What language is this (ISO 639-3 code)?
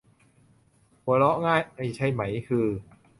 tha